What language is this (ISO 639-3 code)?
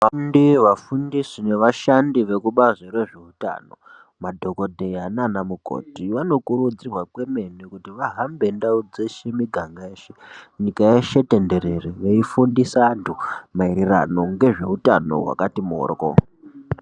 ndc